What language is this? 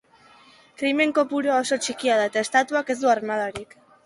Basque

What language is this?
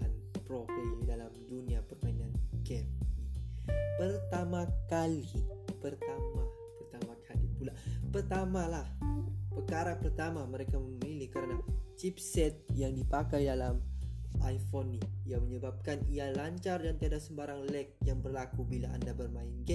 Malay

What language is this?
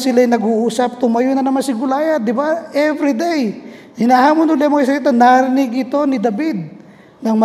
Filipino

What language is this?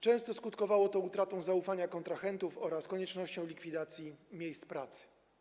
Polish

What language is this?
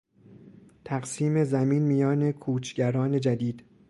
Persian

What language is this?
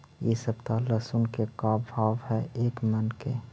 Magahi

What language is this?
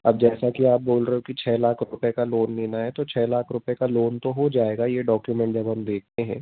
Hindi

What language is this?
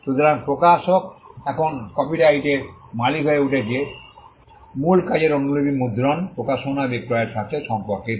Bangla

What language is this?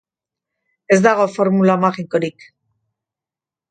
Basque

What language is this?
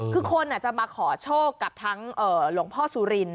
Thai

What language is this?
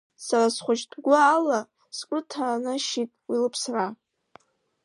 Abkhazian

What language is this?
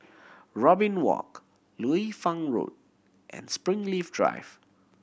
English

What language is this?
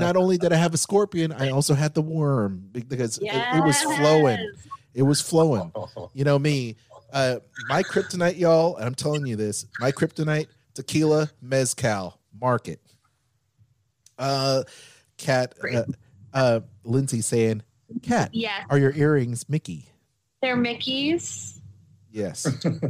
English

